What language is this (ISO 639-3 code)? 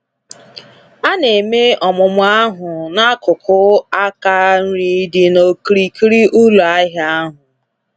ibo